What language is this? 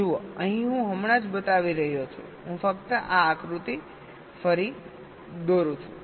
Gujarati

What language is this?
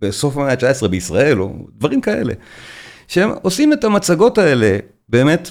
Hebrew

